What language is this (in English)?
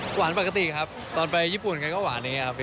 Thai